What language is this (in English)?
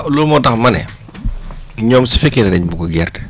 Wolof